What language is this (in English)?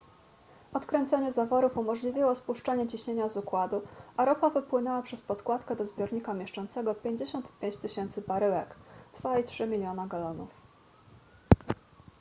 Polish